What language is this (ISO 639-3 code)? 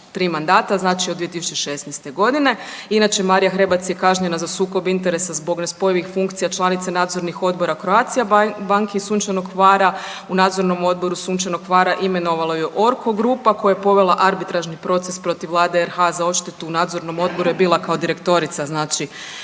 hrv